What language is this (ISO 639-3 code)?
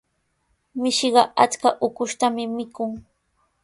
qws